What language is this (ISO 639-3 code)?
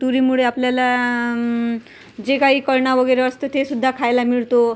mar